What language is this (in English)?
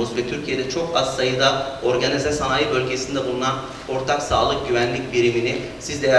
Turkish